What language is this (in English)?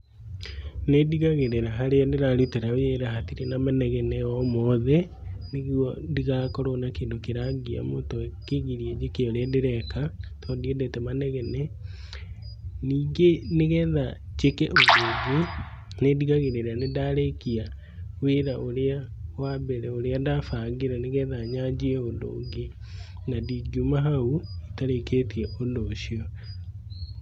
Kikuyu